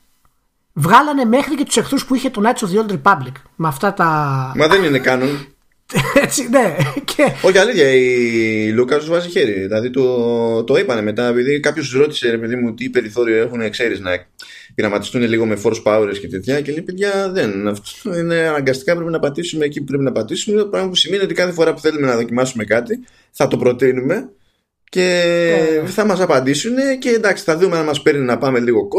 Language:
Greek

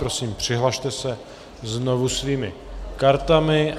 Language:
Czech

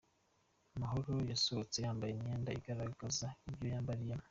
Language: Kinyarwanda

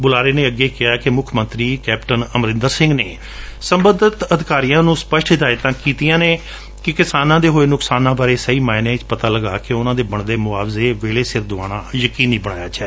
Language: Punjabi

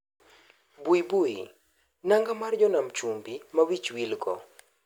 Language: Luo (Kenya and Tanzania)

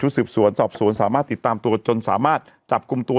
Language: Thai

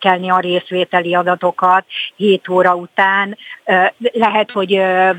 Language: Hungarian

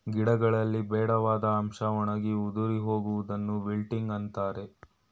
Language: Kannada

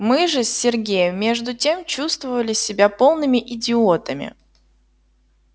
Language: Russian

